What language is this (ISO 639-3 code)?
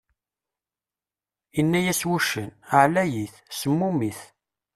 kab